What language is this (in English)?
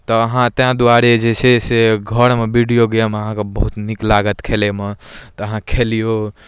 Maithili